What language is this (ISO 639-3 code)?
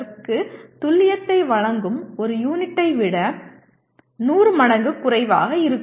tam